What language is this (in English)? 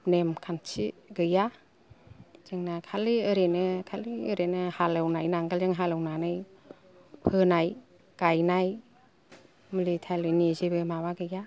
Bodo